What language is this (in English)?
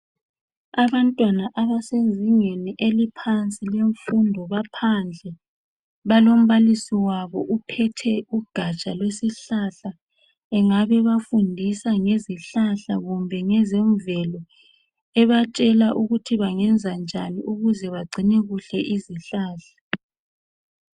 North Ndebele